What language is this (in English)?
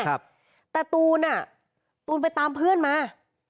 Thai